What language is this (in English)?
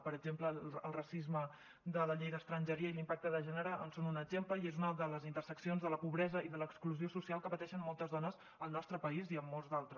Catalan